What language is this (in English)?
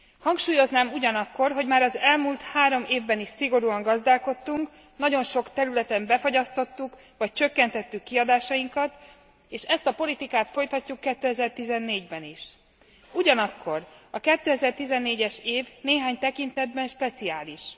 Hungarian